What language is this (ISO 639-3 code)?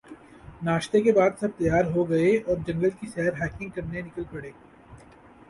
urd